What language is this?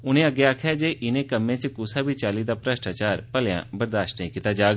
Dogri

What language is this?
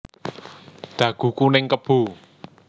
Javanese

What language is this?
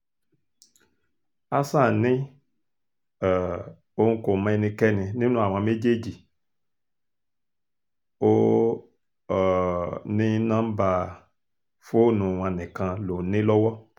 Yoruba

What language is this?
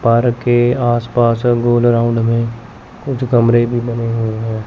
Hindi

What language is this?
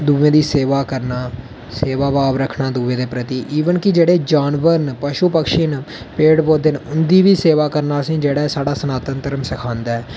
Dogri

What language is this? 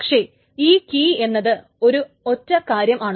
Malayalam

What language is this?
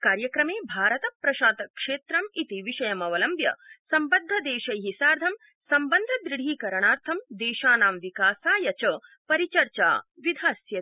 Sanskrit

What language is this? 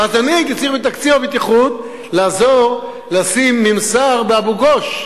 Hebrew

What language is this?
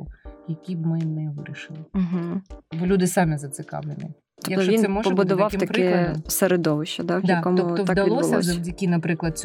Ukrainian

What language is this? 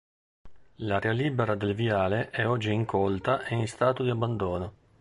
Italian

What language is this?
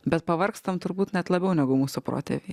Lithuanian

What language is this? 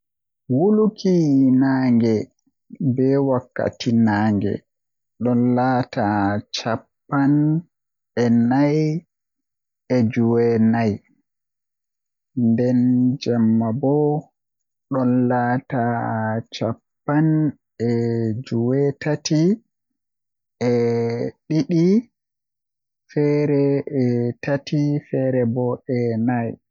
Western Niger Fulfulde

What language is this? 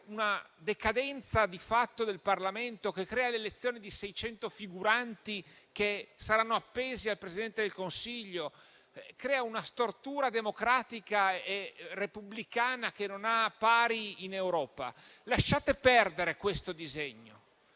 Italian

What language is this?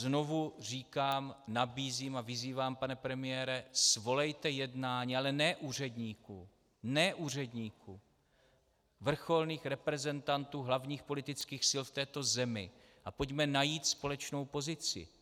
Czech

